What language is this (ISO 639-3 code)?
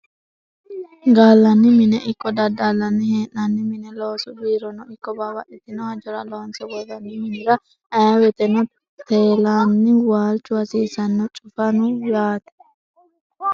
sid